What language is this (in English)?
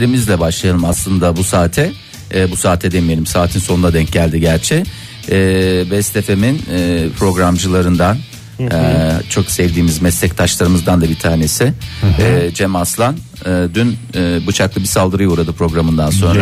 Turkish